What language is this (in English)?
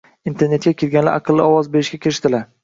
Uzbek